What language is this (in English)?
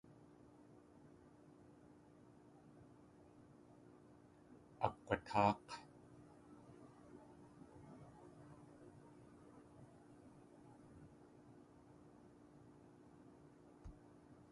Tlingit